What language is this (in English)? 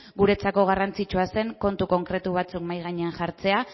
Basque